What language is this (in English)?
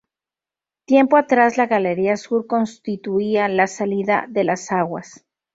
Spanish